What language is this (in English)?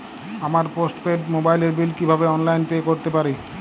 Bangla